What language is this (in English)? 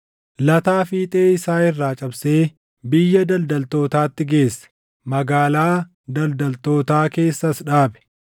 Oromo